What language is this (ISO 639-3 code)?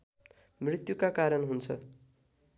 nep